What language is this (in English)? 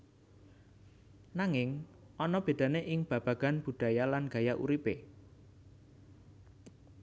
Javanese